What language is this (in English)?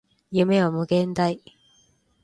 Japanese